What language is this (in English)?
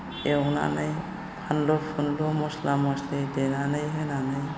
Bodo